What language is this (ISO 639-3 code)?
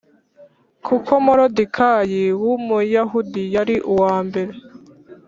kin